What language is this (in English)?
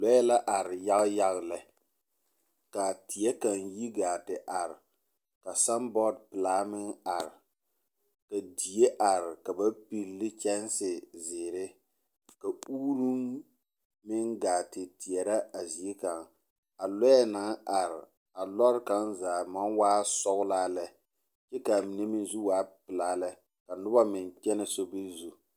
Southern Dagaare